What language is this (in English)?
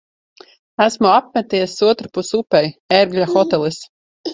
Latvian